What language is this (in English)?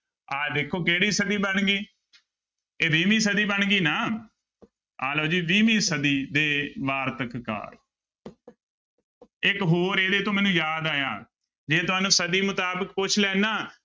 Punjabi